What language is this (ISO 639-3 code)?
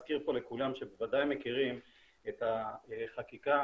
heb